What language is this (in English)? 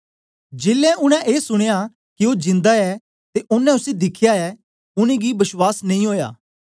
Dogri